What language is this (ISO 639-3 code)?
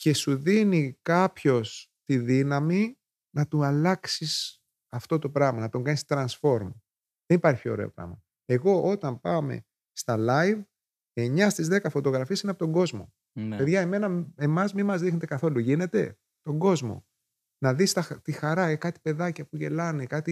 ell